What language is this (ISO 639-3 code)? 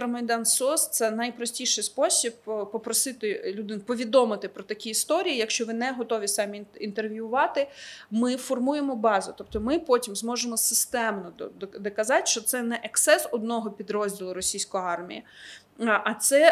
ukr